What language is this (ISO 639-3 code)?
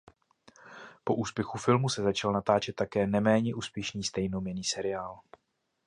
ces